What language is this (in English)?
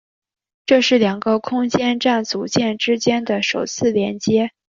Chinese